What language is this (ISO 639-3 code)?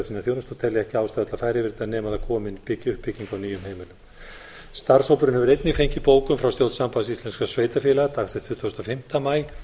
isl